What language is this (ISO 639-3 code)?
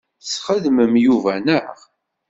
kab